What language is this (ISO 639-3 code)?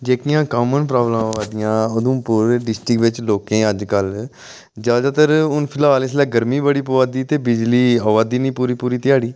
doi